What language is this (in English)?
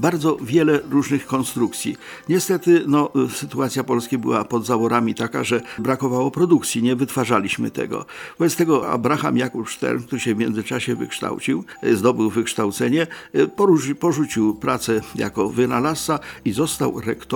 Polish